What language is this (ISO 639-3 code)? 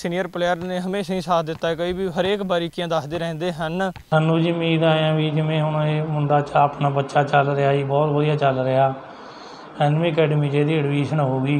hin